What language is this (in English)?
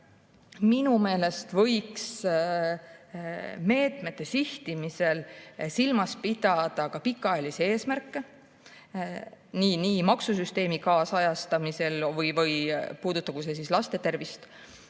Estonian